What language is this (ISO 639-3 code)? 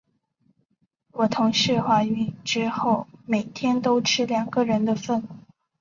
zho